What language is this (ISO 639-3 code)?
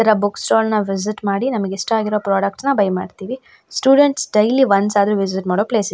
kan